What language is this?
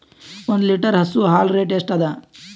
Kannada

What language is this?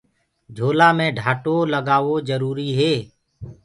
Gurgula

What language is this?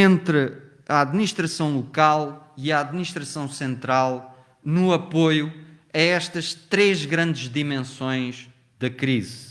Portuguese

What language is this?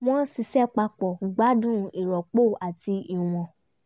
Yoruba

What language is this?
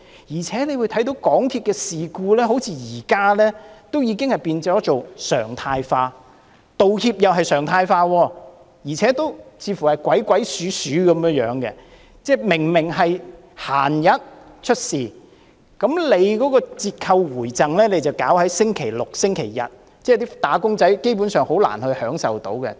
Cantonese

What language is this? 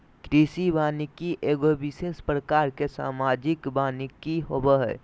Magahi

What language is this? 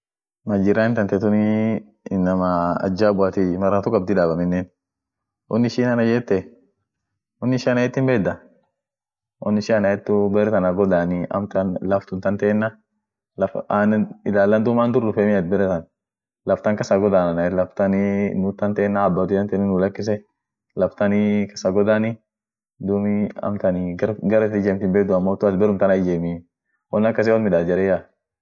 Orma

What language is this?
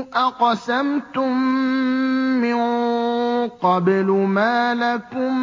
Arabic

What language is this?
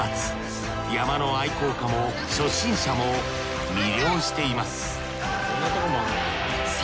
Japanese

